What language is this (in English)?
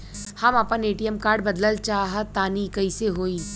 Bhojpuri